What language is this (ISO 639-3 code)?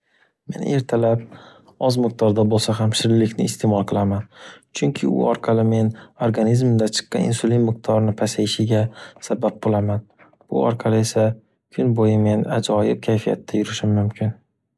uzb